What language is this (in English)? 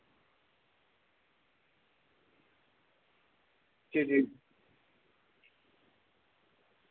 Dogri